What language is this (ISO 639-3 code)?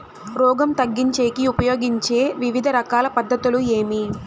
tel